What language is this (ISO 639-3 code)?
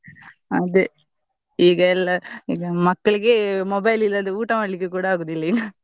kan